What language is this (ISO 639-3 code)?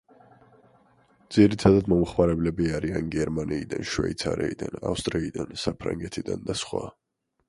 kat